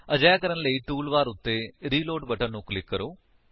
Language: Punjabi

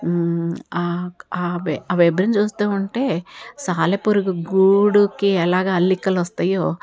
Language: Telugu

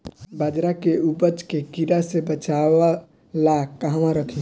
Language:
Bhojpuri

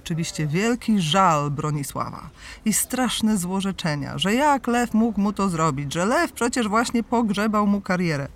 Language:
Polish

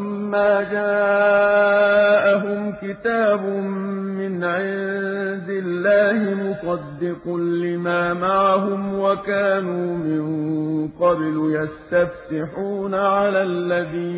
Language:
Arabic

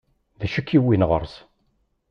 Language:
Kabyle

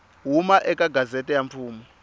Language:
Tsonga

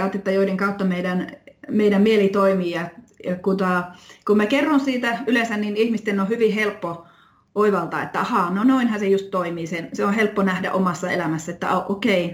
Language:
Finnish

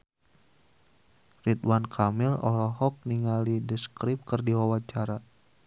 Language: Sundanese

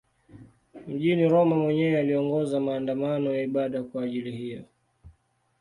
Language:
Swahili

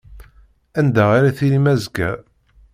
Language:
Kabyle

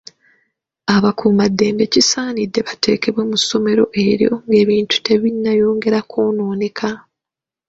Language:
Ganda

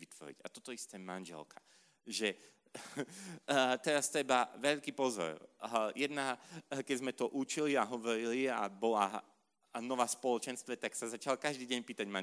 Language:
Slovak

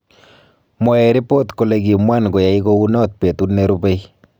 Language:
Kalenjin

